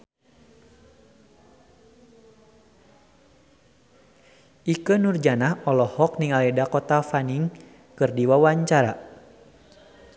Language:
Sundanese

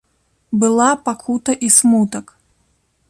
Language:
Belarusian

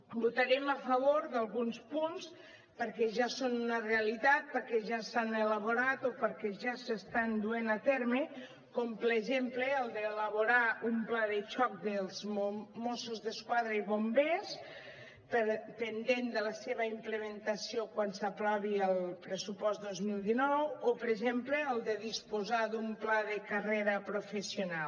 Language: Catalan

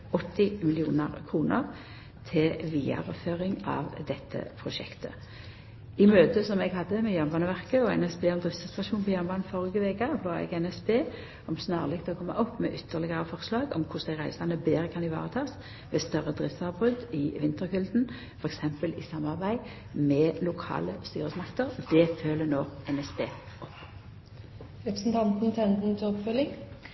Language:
Norwegian Nynorsk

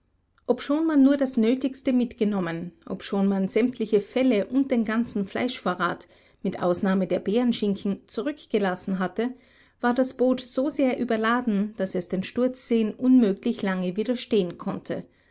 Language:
German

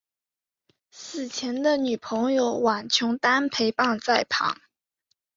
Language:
Chinese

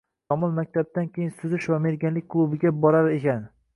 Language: Uzbek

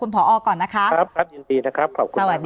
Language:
Thai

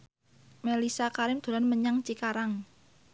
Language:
Javanese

